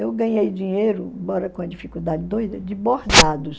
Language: Portuguese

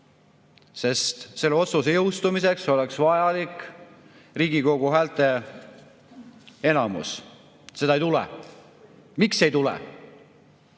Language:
Estonian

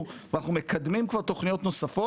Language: Hebrew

